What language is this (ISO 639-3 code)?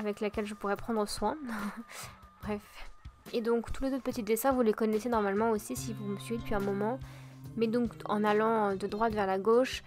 fra